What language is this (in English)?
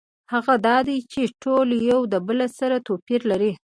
Pashto